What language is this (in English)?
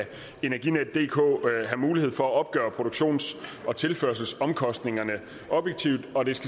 Danish